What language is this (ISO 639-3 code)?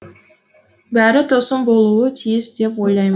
kaz